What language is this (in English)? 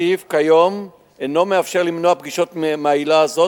Hebrew